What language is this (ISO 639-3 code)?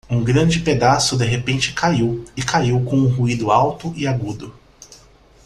por